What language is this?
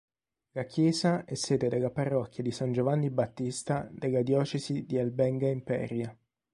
Italian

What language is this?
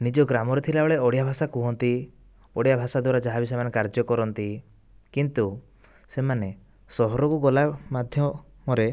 Odia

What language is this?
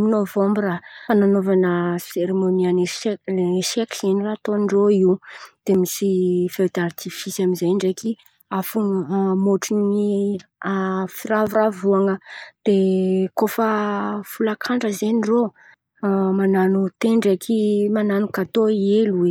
Antankarana Malagasy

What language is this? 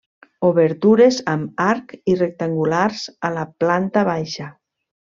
Catalan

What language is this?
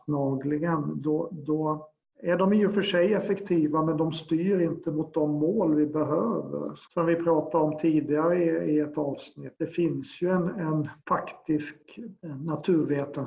Swedish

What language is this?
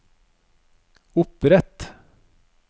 Norwegian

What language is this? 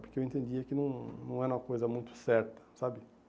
Portuguese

